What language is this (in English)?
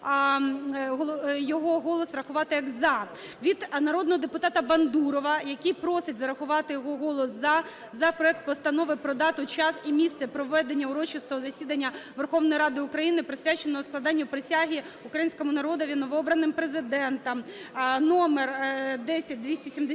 Ukrainian